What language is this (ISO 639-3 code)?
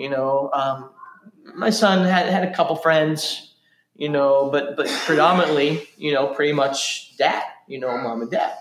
eng